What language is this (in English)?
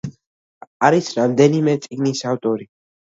Georgian